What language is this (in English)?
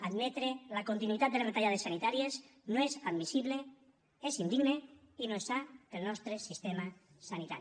Catalan